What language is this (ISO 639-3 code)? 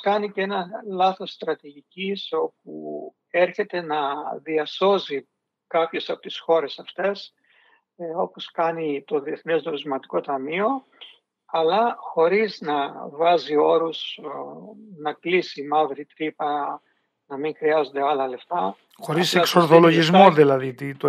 ell